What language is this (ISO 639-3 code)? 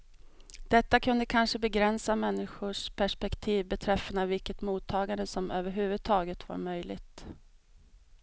swe